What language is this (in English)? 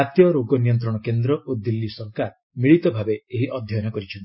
Odia